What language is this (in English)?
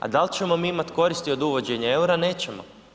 Croatian